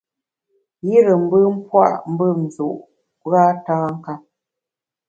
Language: Bamun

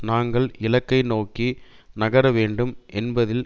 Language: Tamil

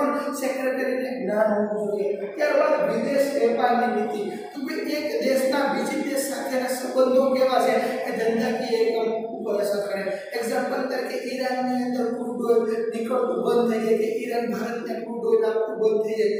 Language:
Portuguese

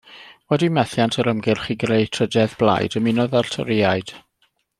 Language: Welsh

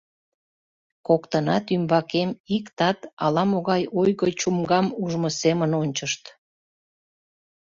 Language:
Mari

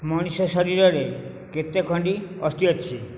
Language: Odia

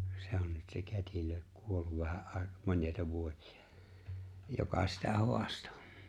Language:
Finnish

